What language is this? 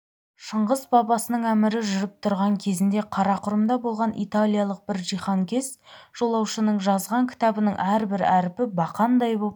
Kazakh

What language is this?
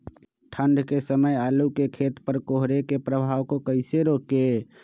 Magahi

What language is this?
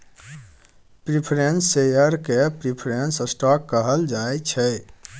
Maithili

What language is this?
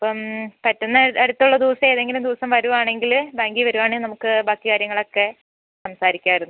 Malayalam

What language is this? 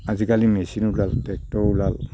Assamese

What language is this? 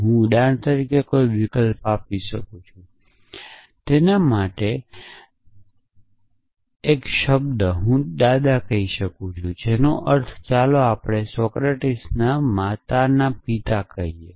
Gujarati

